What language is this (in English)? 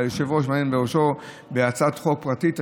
Hebrew